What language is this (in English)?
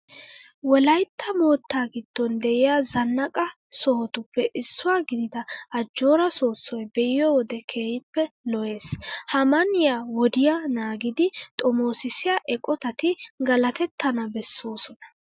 Wolaytta